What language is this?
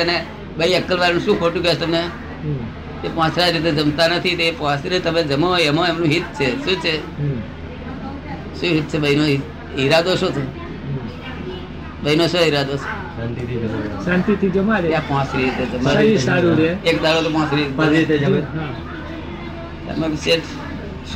Gujarati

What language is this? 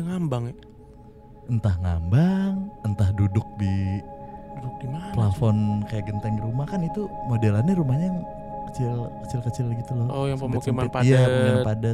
Indonesian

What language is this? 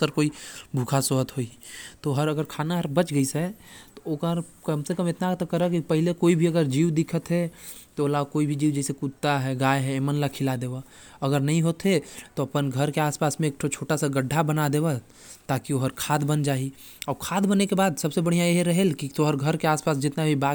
Korwa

